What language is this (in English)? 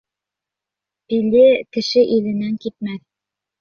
Bashkir